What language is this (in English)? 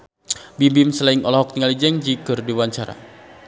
Sundanese